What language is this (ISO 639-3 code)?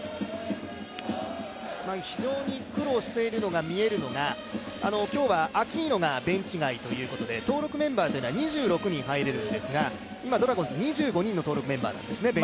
jpn